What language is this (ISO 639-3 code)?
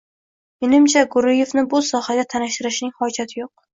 uzb